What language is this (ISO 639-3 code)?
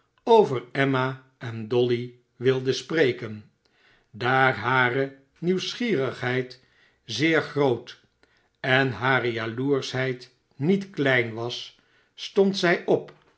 nld